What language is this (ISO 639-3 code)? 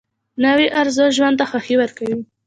pus